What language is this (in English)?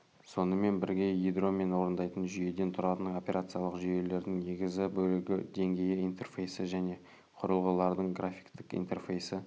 Kazakh